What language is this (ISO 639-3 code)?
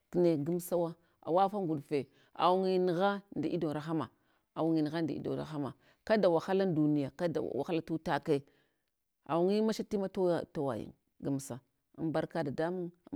hwo